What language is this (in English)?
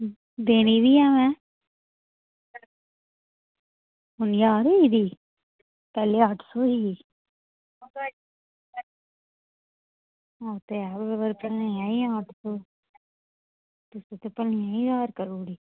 Dogri